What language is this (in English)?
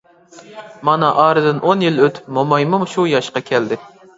Uyghur